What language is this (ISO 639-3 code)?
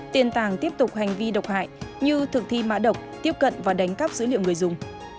vie